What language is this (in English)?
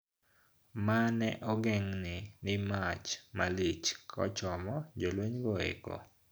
Luo (Kenya and Tanzania)